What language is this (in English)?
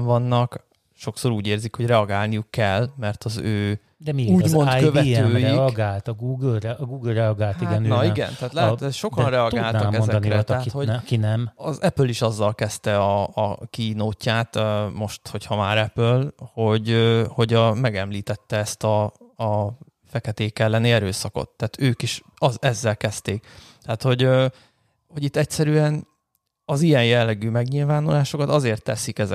Hungarian